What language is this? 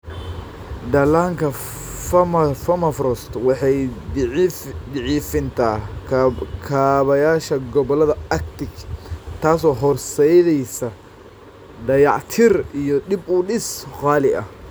Somali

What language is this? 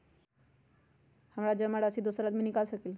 Magahi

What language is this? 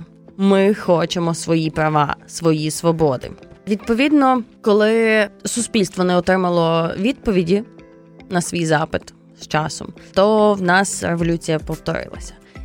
Ukrainian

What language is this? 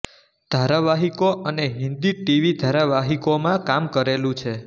Gujarati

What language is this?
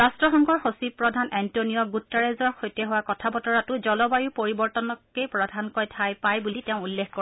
Assamese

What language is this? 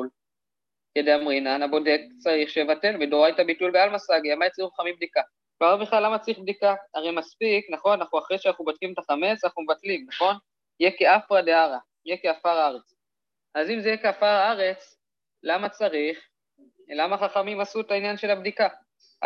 Hebrew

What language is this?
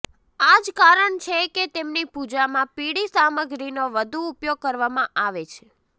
Gujarati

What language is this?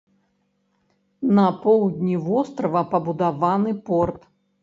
Belarusian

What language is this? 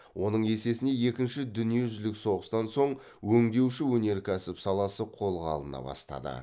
Kazakh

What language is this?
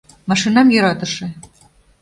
Mari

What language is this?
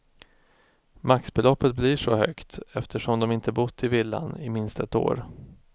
Swedish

